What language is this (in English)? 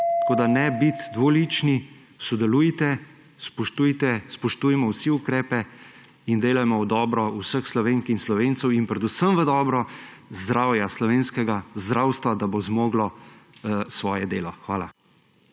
Slovenian